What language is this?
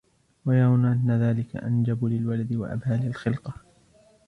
Arabic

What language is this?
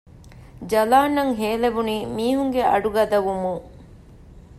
Divehi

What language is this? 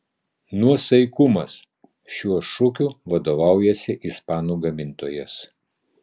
Lithuanian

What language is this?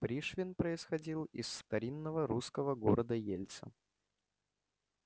Russian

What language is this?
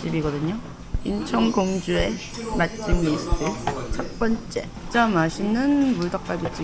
Korean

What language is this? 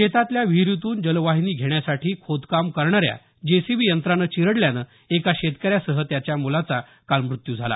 Marathi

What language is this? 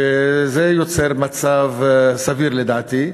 Hebrew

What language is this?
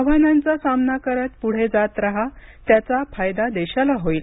Marathi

